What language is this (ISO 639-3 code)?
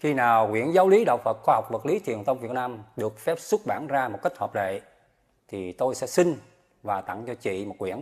vie